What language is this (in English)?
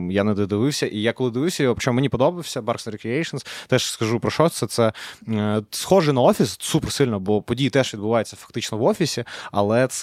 Ukrainian